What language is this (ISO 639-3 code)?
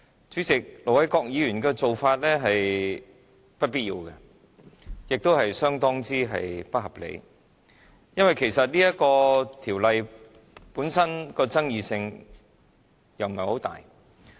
yue